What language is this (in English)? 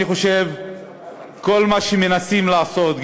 Hebrew